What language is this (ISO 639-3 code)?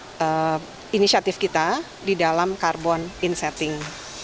ind